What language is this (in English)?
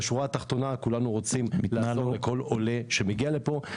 Hebrew